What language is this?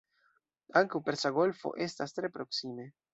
Esperanto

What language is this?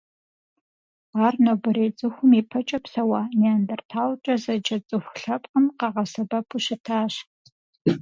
Kabardian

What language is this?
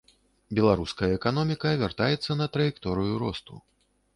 Belarusian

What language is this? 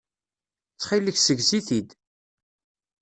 Kabyle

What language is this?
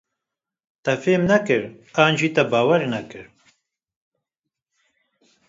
Kurdish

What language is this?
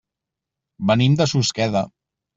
Catalan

